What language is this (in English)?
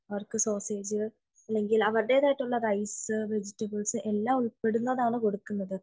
Malayalam